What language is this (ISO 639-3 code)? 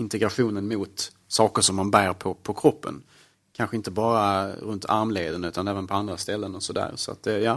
swe